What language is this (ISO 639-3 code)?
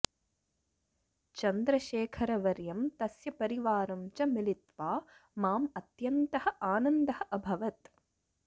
san